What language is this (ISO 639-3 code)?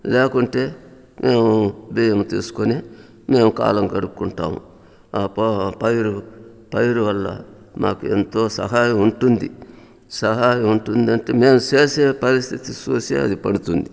tel